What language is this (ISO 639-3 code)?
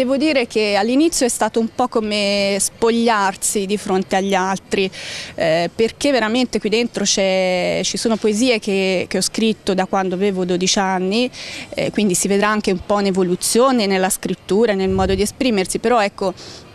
ita